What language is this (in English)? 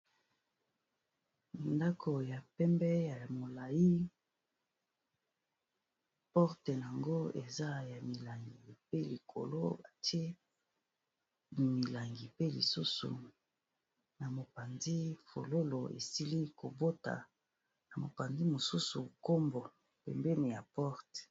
Lingala